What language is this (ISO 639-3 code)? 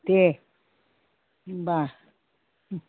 brx